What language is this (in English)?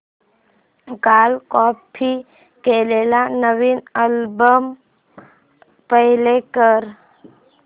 Marathi